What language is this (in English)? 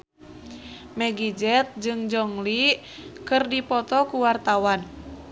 Sundanese